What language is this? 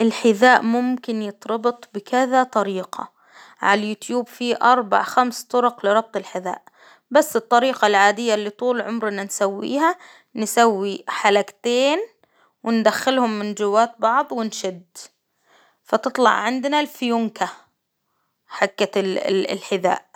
Hijazi Arabic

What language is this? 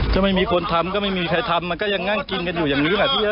Thai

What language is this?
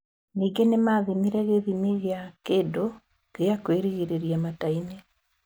Kikuyu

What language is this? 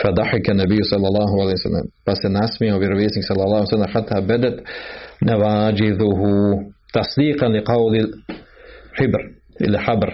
Croatian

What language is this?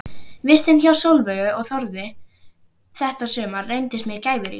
Icelandic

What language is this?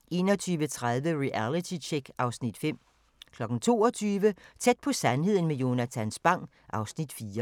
Danish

